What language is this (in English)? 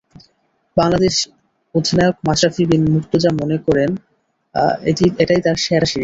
Bangla